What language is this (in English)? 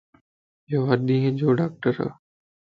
Lasi